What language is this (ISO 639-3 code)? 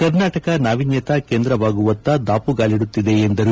kan